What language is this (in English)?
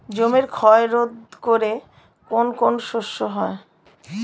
Bangla